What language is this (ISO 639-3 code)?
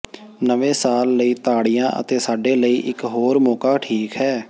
pan